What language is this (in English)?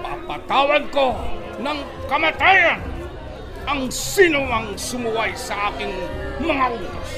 Filipino